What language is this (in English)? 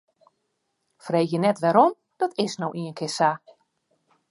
Western Frisian